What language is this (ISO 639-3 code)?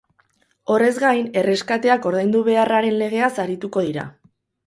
eus